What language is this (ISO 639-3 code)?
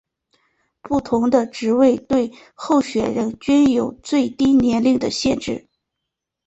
zho